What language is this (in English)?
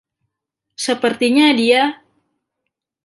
Indonesian